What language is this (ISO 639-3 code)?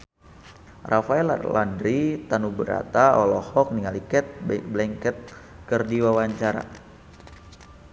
sun